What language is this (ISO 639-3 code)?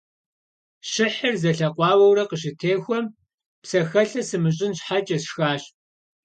kbd